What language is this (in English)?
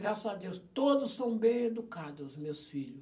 Portuguese